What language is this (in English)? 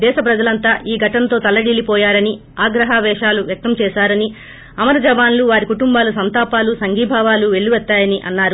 Telugu